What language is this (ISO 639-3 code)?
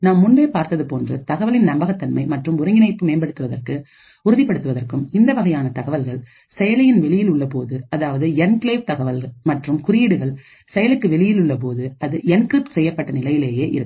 tam